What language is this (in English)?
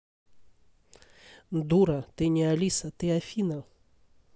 Russian